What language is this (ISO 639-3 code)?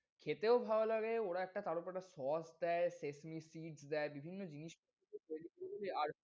ben